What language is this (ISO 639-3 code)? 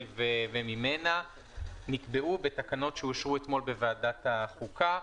heb